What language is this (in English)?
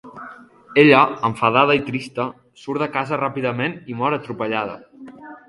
Catalan